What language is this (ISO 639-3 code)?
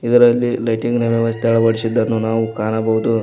kan